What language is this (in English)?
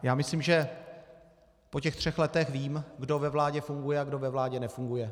Czech